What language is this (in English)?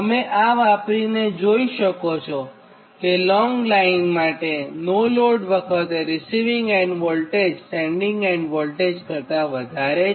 Gujarati